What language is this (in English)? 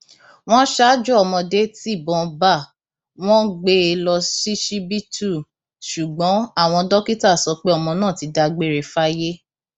Yoruba